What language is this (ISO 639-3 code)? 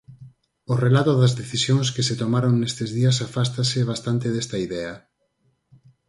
glg